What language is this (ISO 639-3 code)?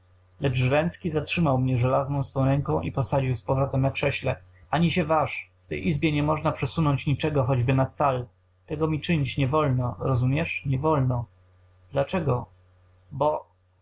pol